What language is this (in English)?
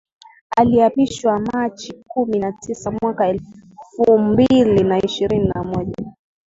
Swahili